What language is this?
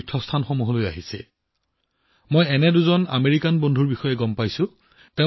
Assamese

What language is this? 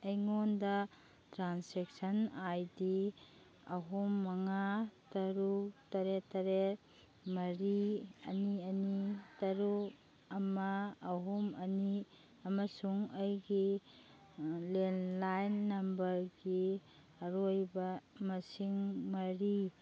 Manipuri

